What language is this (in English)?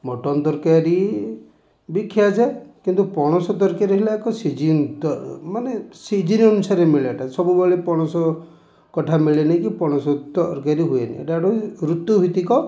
Odia